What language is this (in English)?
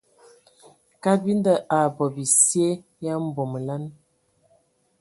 Ewondo